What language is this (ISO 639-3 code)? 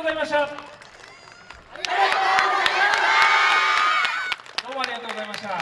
jpn